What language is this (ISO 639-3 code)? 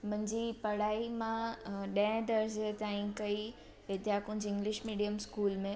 snd